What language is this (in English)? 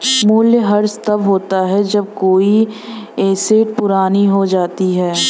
Hindi